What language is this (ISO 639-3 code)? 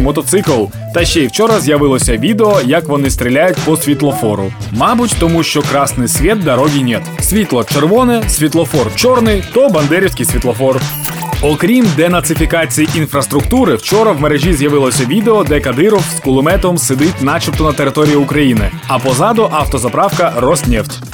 ukr